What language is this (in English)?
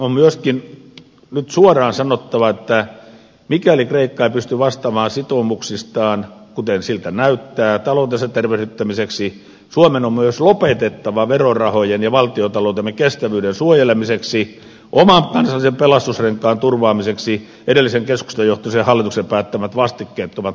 Finnish